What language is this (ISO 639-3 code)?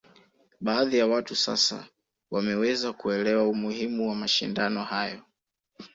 swa